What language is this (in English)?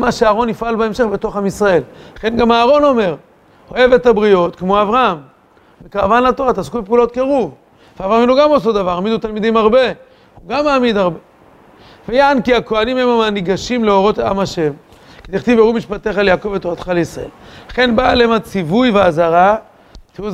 Hebrew